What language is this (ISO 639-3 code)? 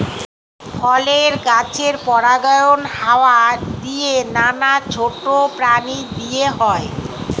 ben